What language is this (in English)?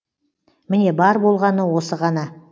Kazakh